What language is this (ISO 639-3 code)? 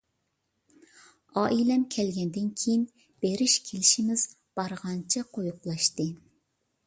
uig